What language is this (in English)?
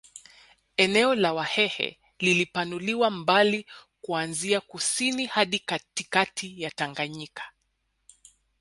Swahili